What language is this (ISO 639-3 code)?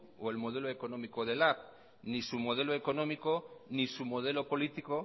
eus